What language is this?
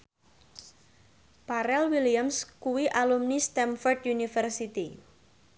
Javanese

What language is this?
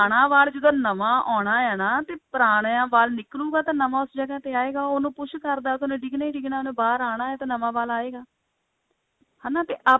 Punjabi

